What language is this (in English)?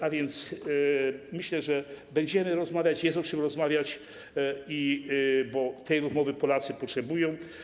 Polish